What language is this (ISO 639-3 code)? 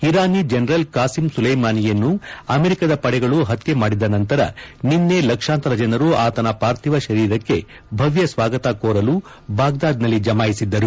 kan